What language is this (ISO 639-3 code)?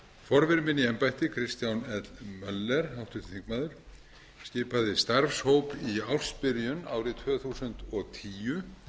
isl